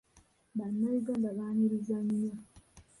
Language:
Ganda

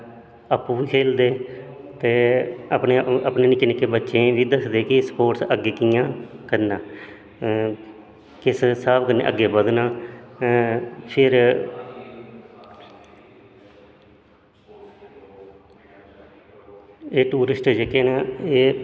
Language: Dogri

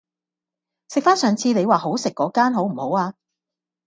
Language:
Cantonese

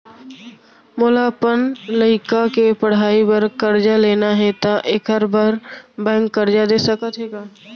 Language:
Chhattisgarhi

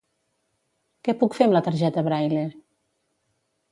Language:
Catalan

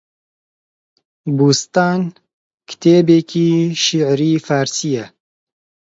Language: Central Kurdish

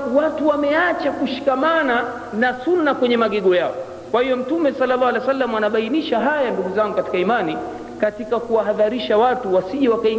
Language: Swahili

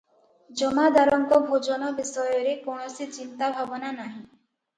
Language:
Odia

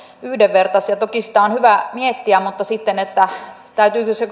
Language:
Finnish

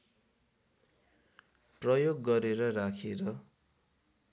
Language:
Nepali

